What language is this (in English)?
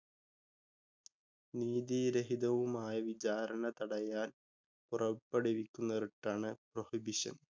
Malayalam